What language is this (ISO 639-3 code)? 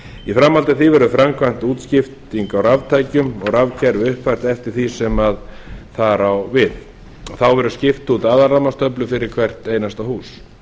isl